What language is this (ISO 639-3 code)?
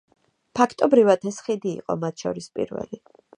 kat